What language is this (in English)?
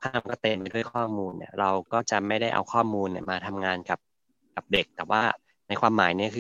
Thai